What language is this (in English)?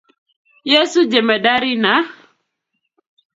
Kalenjin